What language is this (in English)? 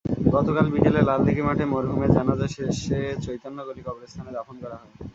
Bangla